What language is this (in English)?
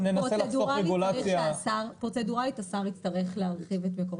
Hebrew